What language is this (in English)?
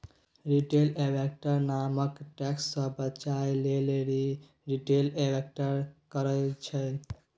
Maithili